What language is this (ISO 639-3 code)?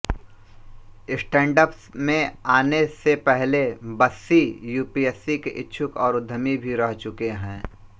hin